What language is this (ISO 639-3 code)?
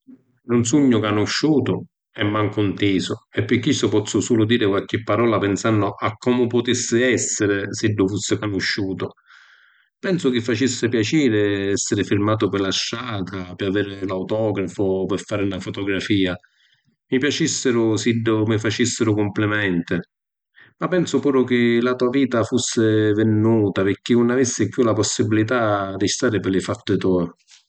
scn